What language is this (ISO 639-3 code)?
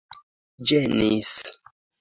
epo